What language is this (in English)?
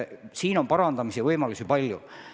Estonian